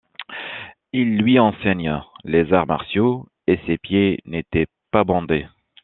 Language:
French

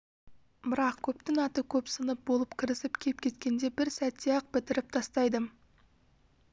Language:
Kazakh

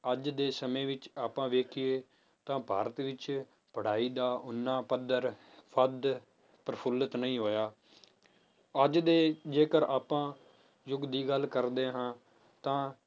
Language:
Punjabi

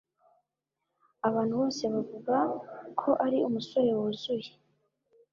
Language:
Kinyarwanda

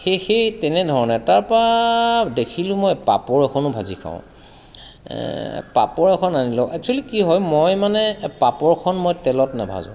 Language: Assamese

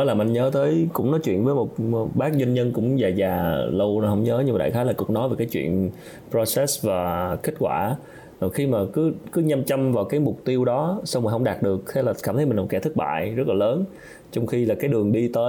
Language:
Vietnamese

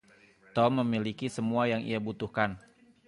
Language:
Indonesian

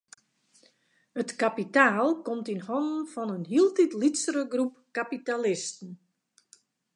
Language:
Western Frisian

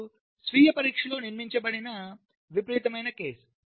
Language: Telugu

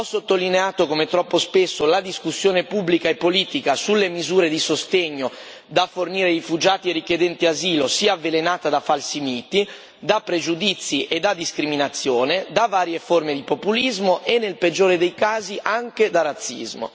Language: Italian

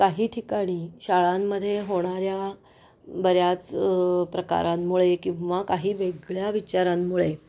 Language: Marathi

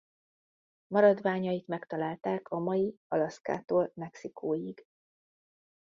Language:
Hungarian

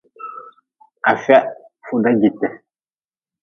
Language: Nawdm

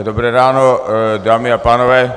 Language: Czech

